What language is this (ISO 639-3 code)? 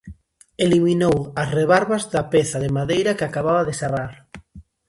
glg